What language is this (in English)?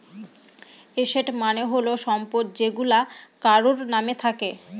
Bangla